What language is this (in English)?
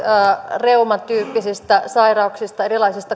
Finnish